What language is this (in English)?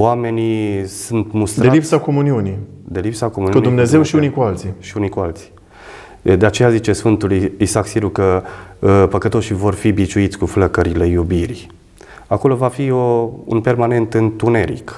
Romanian